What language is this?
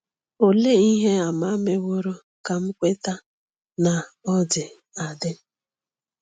Igbo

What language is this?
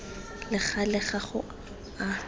Tswana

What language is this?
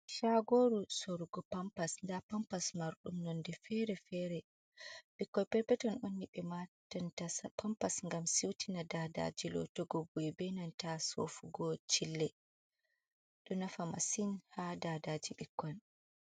Fula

